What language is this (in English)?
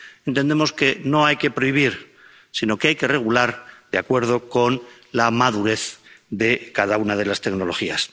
Spanish